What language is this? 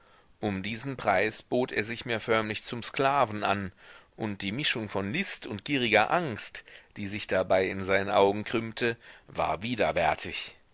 German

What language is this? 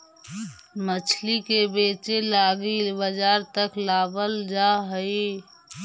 Magahi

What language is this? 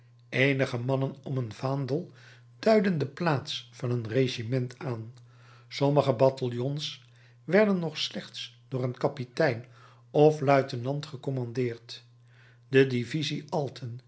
Dutch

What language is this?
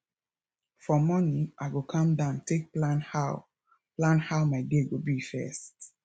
Nigerian Pidgin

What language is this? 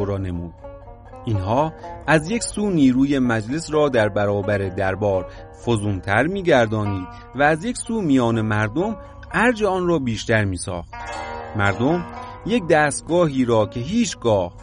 Persian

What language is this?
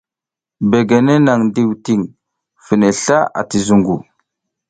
South Giziga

